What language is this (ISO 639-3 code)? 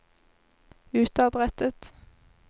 nor